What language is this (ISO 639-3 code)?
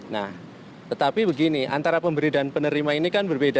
ind